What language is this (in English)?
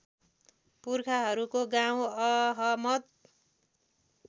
Nepali